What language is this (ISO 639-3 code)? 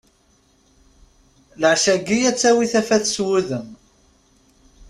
kab